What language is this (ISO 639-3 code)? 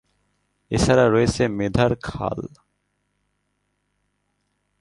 ben